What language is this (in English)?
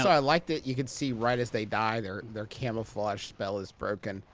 English